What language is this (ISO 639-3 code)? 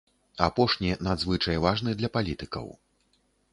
bel